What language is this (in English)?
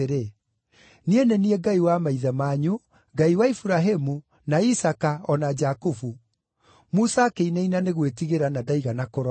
Kikuyu